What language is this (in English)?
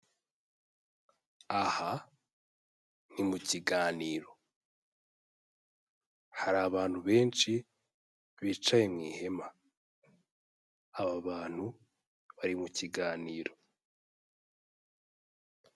Kinyarwanda